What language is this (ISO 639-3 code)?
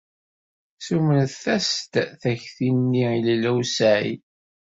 kab